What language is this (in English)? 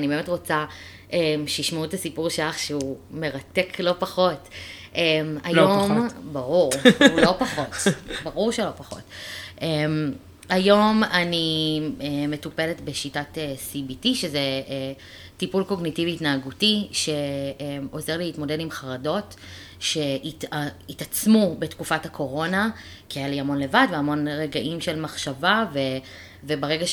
Hebrew